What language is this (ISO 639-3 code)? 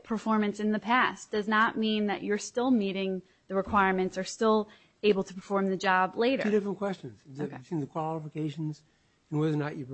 eng